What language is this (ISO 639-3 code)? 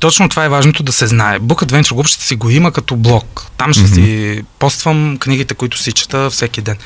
bul